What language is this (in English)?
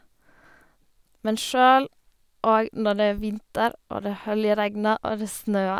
Norwegian